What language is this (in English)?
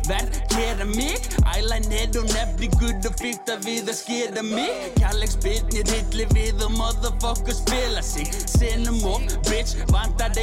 Greek